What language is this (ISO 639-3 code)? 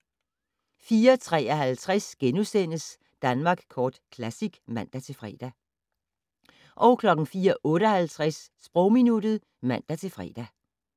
dan